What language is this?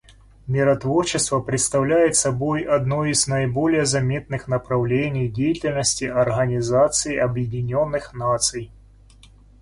Russian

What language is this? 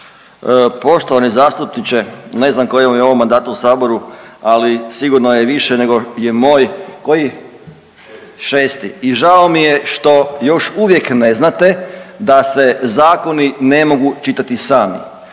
Croatian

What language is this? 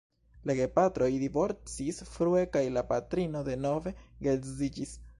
Esperanto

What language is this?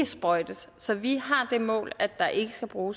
Danish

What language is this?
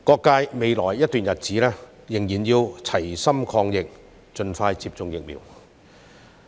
Cantonese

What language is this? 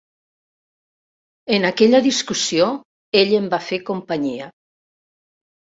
Catalan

